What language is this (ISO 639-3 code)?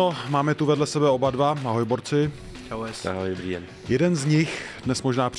ces